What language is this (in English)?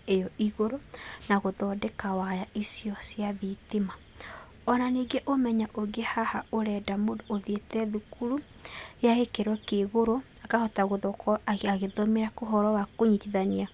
Kikuyu